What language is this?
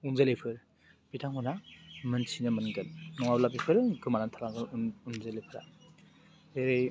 Bodo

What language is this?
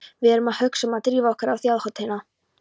Icelandic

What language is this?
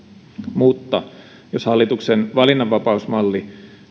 Finnish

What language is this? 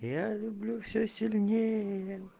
Russian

